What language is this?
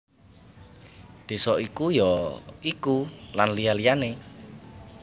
Javanese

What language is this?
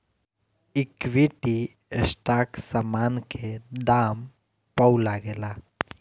Bhojpuri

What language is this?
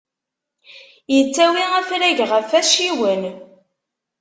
Kabyle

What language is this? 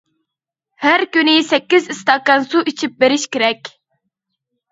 Uyghur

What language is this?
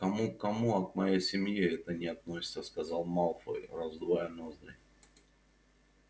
Russian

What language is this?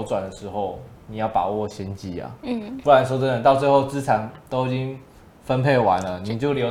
Chinese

